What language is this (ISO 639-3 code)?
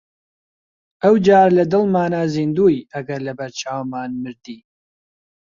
ckb